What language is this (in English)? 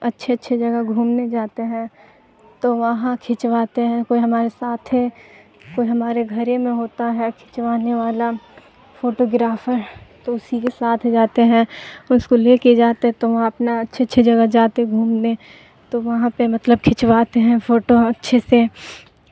Urdu